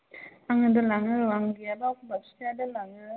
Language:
Bodo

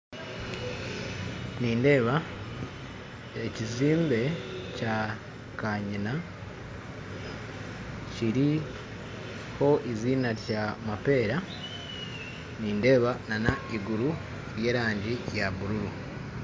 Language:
Nyankole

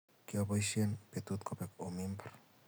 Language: Kalenjin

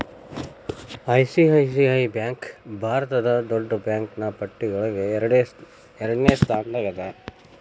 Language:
Kannada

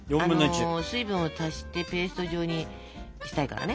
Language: Japanese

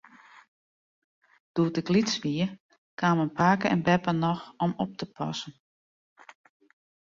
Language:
Western Frisian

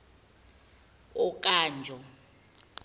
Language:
Zulu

